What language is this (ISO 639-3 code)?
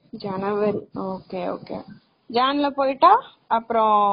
tam